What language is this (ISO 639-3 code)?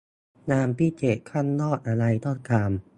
tha